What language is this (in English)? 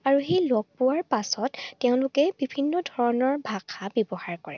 Assamese